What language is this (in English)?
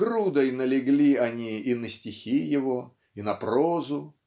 Russian